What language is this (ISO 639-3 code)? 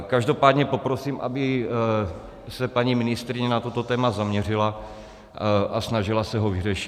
ces